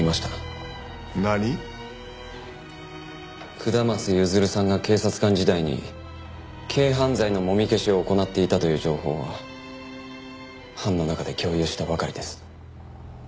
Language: Japanese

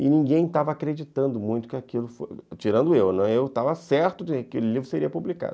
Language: Portuguese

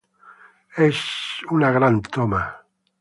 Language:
Spanish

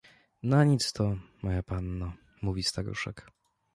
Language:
Polish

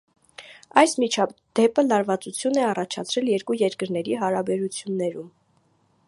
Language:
Armenian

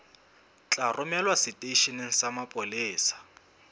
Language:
Southern Sotho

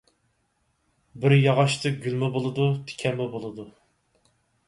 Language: Uyghur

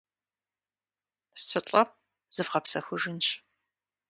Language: Kabardian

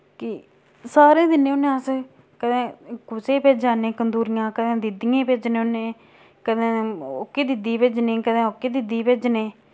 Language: Dogri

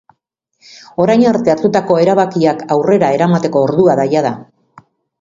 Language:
Basque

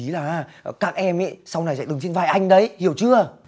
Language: Vietnamese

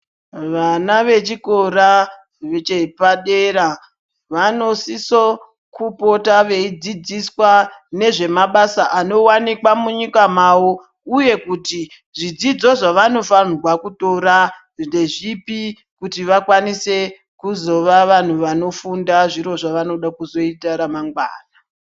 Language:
Ndau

